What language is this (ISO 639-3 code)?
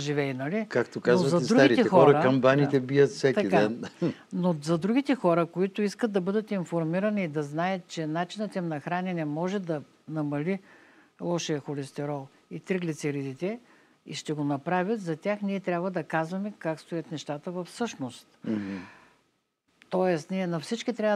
bul